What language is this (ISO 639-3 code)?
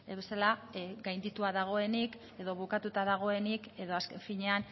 eus